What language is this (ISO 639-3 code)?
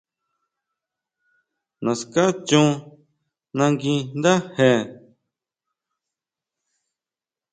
mau